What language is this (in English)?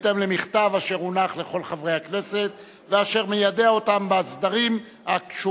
Hebrew